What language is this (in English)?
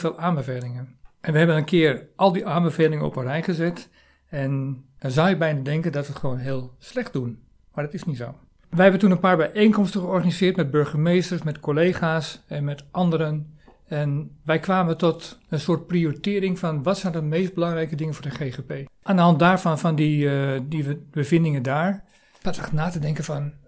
Dutch